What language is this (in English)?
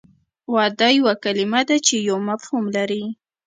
Pashto